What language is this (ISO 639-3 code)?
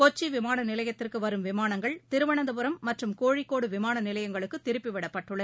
tam